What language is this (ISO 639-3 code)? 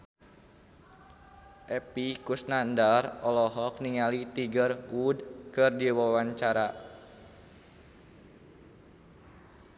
sun